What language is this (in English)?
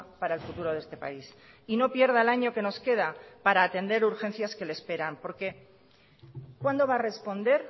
Spanish